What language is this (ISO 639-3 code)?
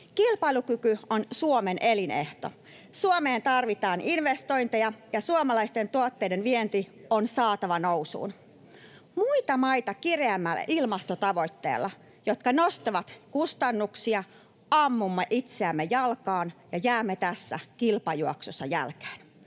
fin